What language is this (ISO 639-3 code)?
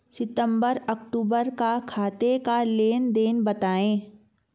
hin